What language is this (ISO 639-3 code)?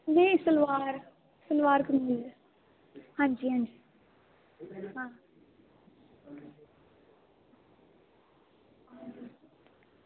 doi